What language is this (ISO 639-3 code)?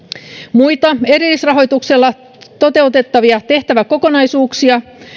fin